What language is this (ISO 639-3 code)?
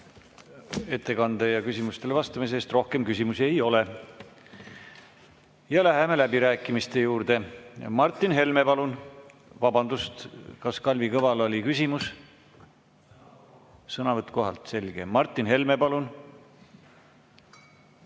est